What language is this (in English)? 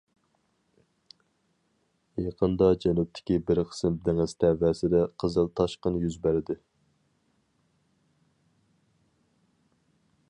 Uyghur